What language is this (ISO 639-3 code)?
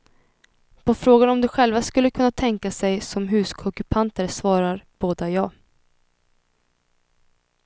swe